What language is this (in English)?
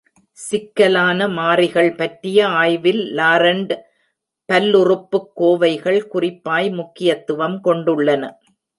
Tamil